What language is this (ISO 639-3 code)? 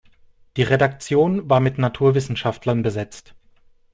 deu